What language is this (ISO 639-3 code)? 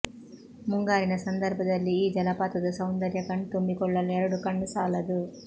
kan